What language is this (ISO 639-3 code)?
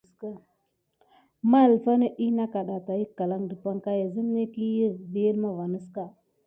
gid